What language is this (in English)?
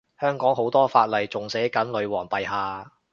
Cantonese